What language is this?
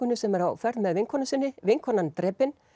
Icelandic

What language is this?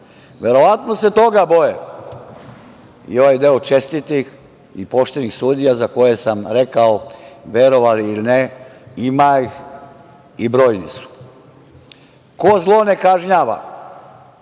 Serbian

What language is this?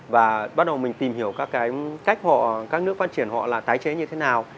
Vietnamese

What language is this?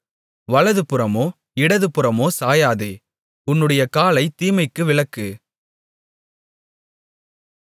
Tamil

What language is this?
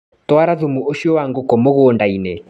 Kikuyu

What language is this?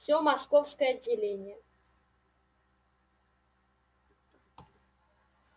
Russian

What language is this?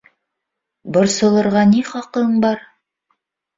Bashkir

